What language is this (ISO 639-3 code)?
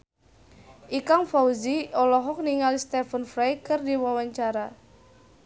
sun